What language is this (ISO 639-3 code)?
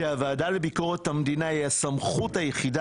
heb